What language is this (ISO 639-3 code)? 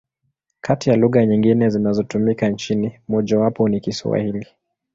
swa